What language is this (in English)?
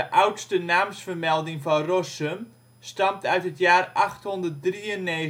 Dutch